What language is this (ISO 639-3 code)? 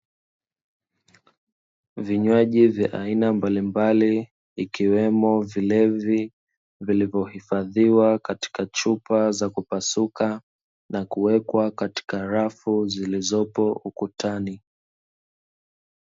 swa